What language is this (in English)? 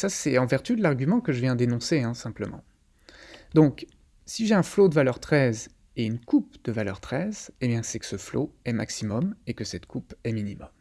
French